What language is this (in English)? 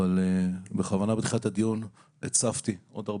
Hebrew